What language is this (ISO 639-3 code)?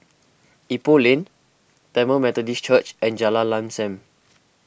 eng